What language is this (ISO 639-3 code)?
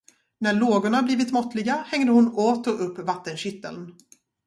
swe